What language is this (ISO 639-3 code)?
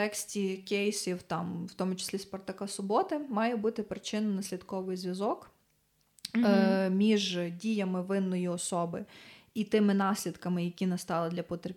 ukr